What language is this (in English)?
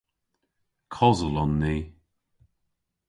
Cornish